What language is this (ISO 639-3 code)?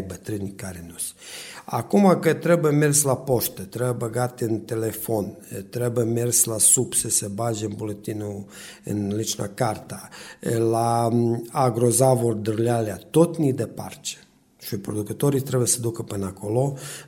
ron